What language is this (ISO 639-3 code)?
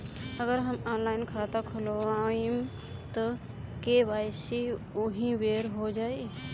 bho